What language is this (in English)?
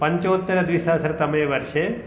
Sanskrit